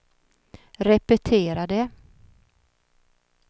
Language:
Swedish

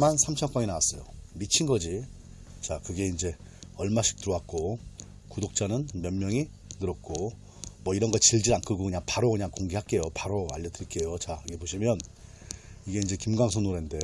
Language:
Korean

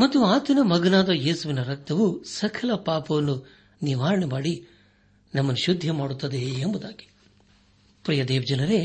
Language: Kannada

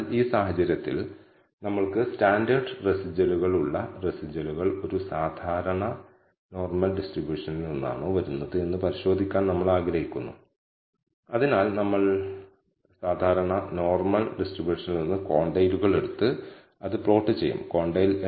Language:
Malayalam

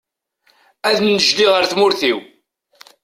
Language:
Kabyle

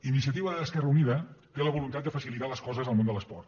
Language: Catalan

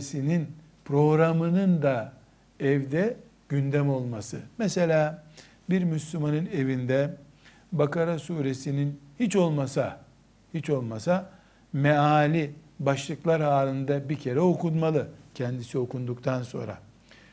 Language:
Turkish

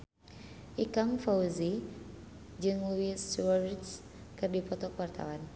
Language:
Sundanese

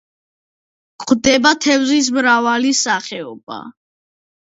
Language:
Georgian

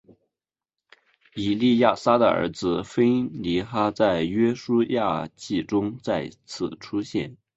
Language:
Chinese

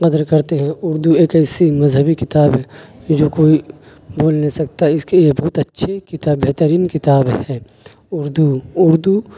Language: Urdu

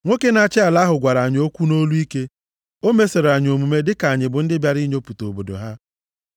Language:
Igbo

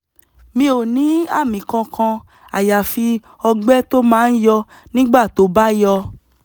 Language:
Yoruba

